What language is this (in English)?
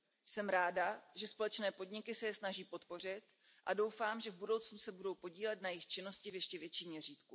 Czech